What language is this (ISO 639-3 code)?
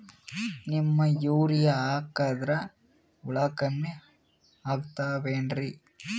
kan